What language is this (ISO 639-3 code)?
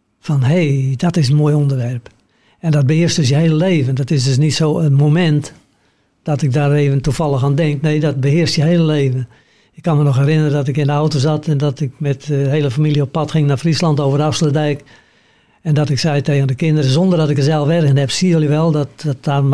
nld